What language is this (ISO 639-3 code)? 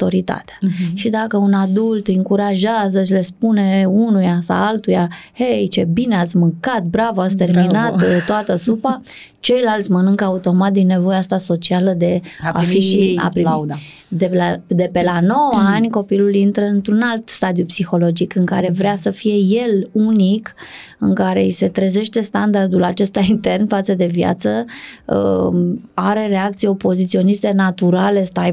ron